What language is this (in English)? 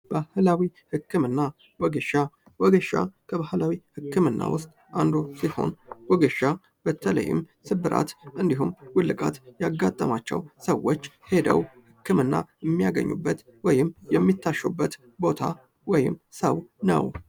Amharic